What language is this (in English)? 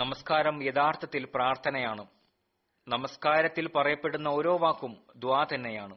Malayalam